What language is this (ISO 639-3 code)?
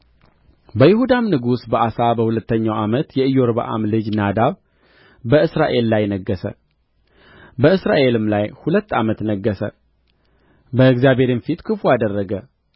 amh